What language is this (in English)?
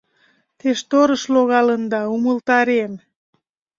Mari